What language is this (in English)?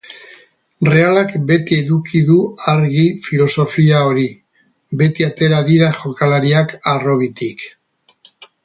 Basque